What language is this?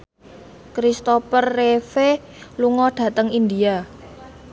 Javanese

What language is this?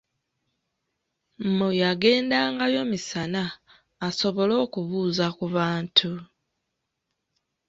Ganda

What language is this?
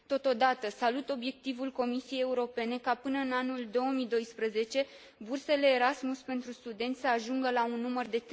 Romanian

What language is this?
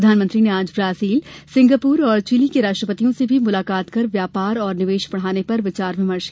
Hindi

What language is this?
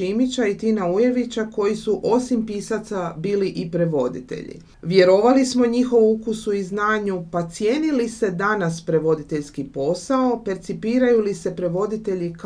Croatian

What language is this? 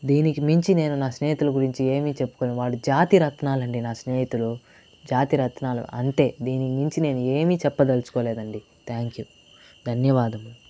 Telugu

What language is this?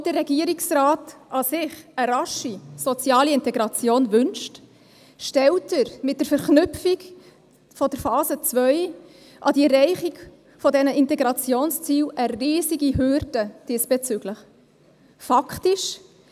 Swiss German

